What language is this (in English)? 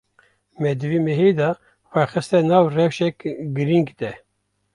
Kurdish